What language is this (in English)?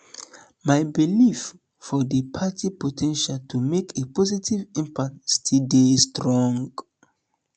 Nigerian Pidgin